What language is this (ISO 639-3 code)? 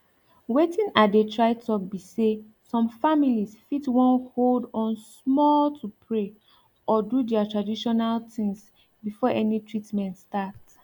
pcm